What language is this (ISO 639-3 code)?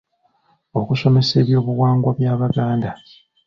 lug